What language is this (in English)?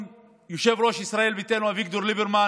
Hebrew